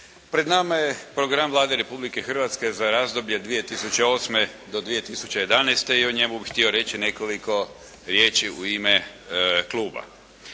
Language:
Croatian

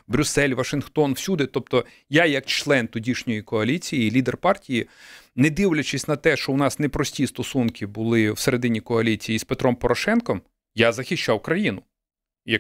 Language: Ukrainian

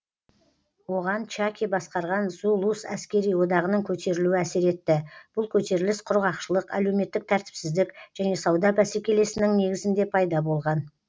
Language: Kazakh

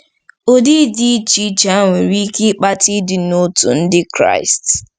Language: Igbo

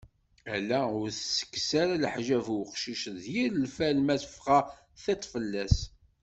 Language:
Kabyle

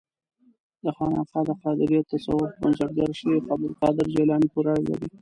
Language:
Pashto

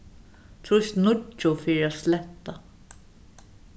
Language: Faroese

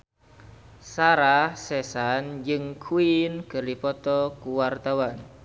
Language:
Sundanese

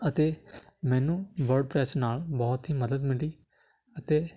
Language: Punjabi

